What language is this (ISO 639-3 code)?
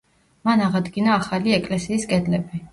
kat